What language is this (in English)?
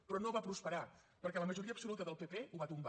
Catalan